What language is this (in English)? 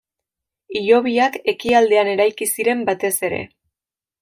Basque